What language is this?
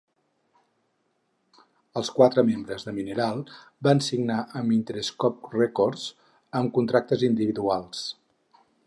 Catalan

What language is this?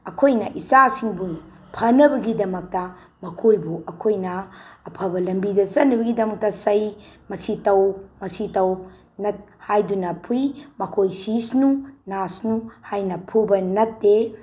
Manipuri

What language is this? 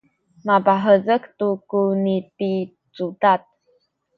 Sakizaya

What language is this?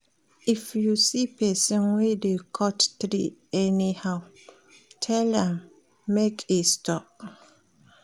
Nigerian Pidgin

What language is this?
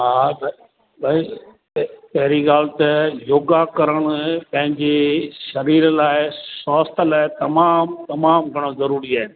Sindhi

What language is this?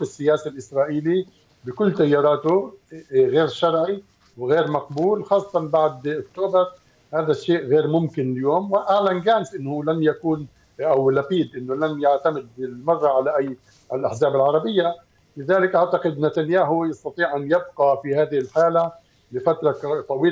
Arabic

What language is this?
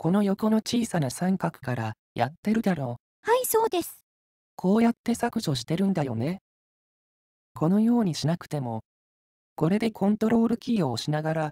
Japanese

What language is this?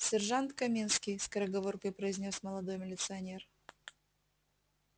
Russian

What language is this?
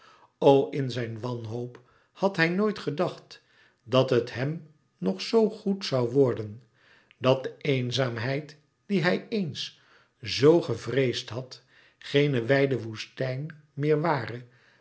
Dutch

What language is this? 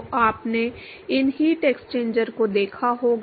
Hindi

